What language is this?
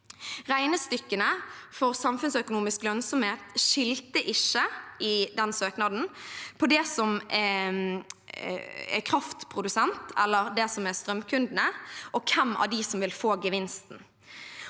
Norwegian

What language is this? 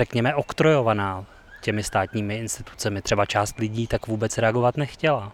Czech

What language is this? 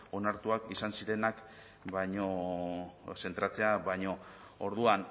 Basque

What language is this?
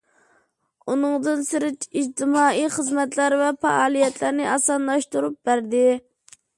Uyghur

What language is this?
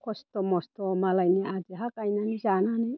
Bodo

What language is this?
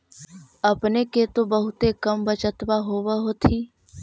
Magahi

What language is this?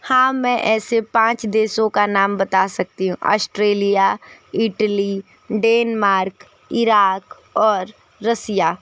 Hindi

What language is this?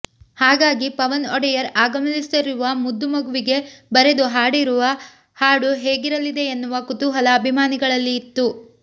Kannada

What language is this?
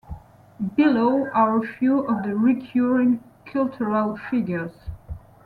English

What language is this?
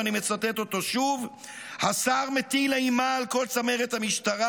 Hebrew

